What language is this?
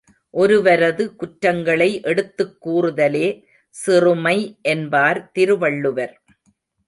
Tamil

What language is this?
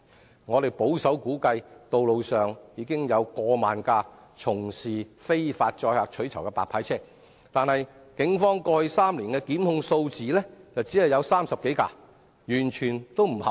Cantonese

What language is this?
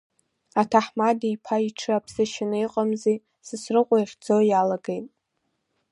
Abkhazian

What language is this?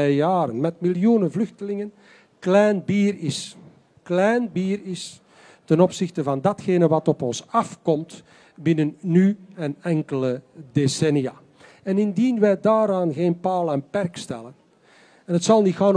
Dutch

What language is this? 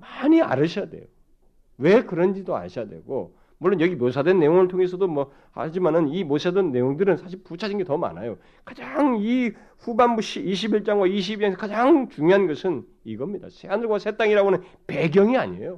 Korean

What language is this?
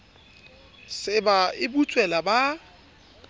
Southern Sotho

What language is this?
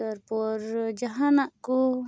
Santali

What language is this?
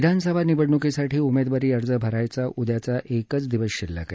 Marathi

